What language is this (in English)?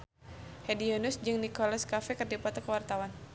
Sundanese